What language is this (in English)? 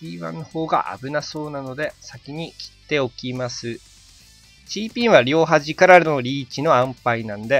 Japanese